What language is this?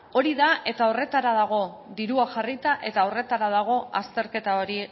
Basque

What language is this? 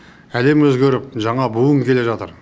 Kazakh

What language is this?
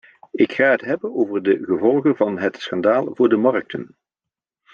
Dutch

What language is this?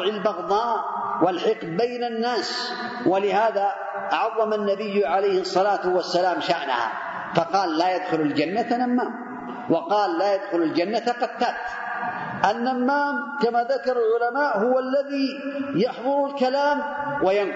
Arabic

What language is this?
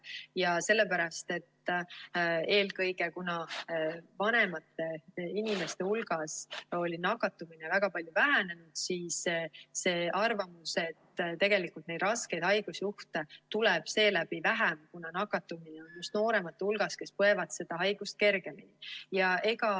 Estonian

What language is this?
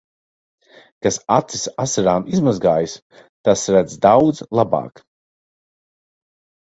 Latvian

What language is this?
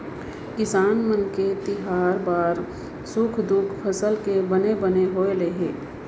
Chhattisgarhi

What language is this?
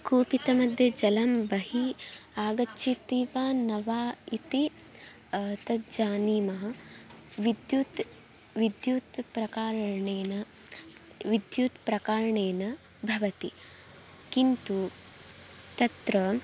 Sanskrit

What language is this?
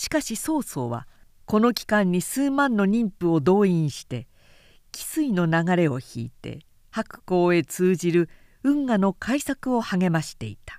Japanese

